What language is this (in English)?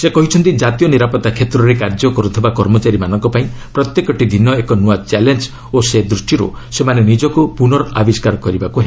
Odia